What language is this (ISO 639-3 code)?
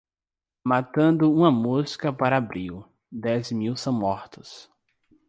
por